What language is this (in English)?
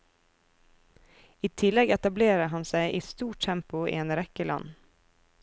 Norwegian